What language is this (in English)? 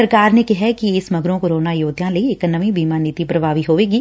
Punjabi